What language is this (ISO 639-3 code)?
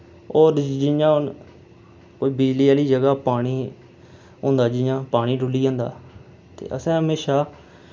doi